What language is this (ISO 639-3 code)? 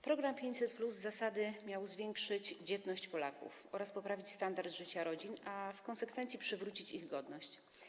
pol